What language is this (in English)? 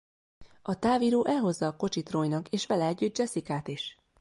Hungarian